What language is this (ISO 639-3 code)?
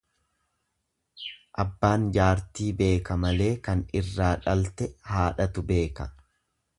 orm